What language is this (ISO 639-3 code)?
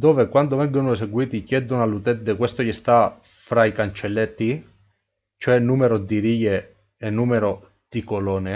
ita